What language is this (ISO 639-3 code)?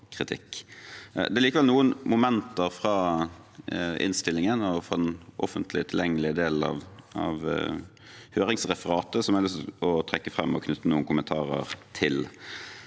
nor